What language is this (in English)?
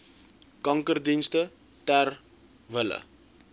Afrikaans